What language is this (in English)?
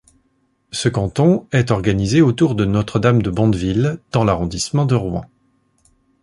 French